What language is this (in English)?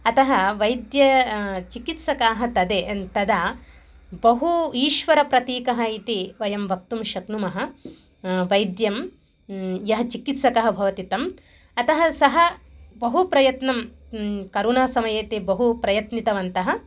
Sanskrit